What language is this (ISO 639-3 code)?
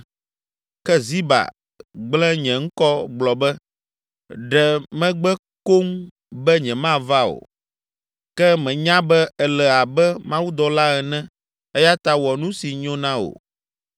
ewe